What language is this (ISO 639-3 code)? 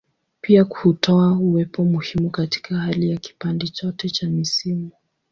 swa